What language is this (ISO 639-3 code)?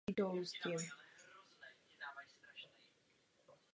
ces